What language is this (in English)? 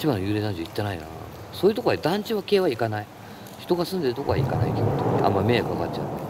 Japanese